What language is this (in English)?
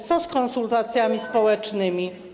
Polish